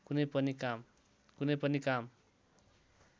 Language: Nepali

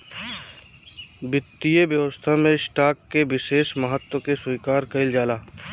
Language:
Bhojpuri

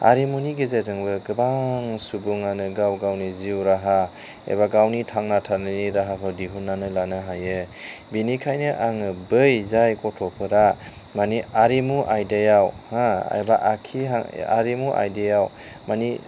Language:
Bodo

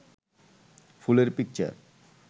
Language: Bangla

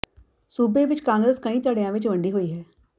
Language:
Punjabi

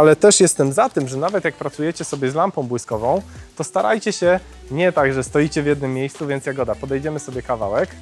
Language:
Polish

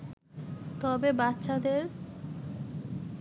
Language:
Bangla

